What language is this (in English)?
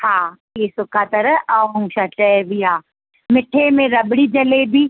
Sindhi